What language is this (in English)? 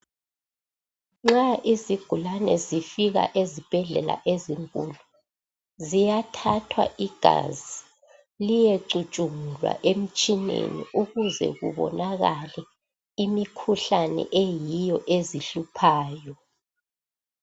North Ndebele